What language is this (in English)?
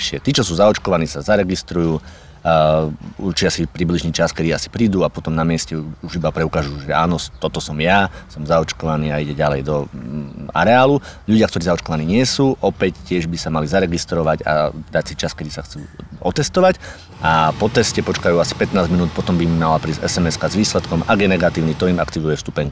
Slovak